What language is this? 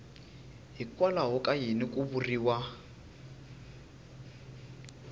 Tsonga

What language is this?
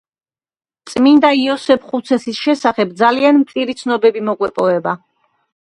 Georgian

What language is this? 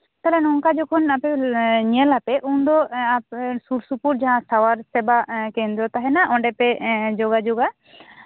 Santali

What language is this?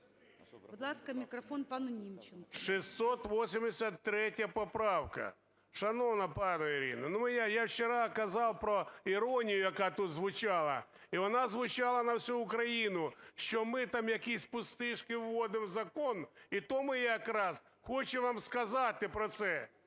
Ukrainian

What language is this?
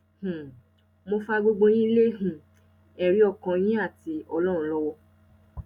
Yoruba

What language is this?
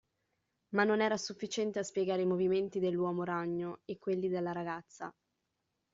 Italian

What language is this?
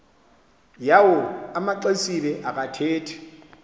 Xhosa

